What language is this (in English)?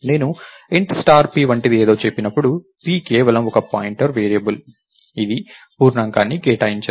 Telugu